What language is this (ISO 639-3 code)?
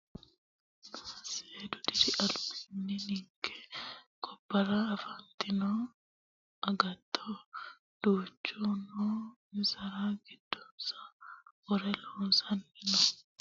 sid